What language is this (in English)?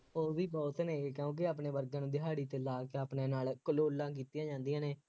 Punjabi